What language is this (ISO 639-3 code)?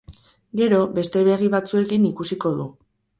eus